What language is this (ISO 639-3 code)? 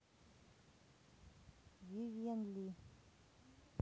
rus